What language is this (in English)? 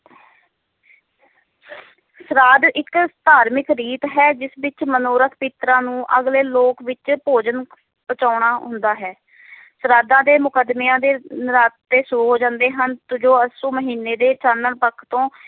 Punjabi